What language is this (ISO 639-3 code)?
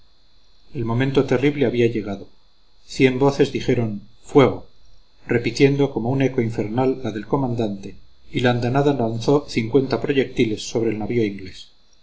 spa